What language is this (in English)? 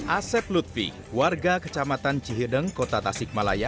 Indonesian